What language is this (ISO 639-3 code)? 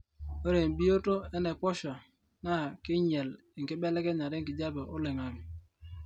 mas